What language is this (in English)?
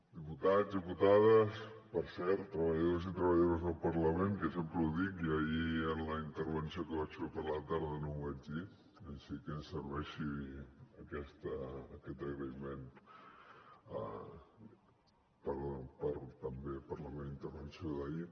Catalan